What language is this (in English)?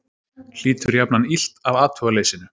Icelandic